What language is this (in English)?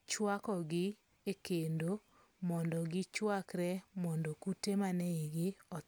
Luo (Kenya and Tanzania)